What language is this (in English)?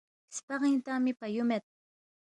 Balti